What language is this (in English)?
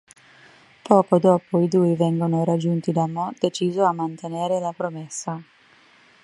Italian